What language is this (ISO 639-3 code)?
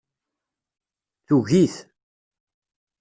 kab